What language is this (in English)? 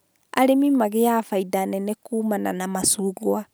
Kikuyu